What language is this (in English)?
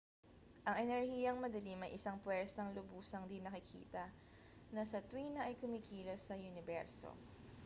Filipino